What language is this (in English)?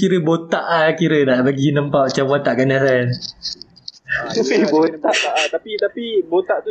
Malay